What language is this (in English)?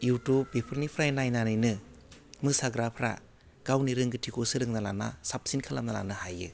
Bodo